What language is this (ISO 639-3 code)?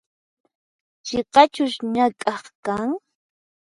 qxp